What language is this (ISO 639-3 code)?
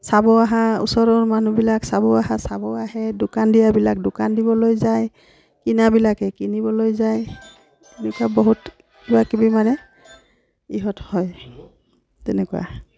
asm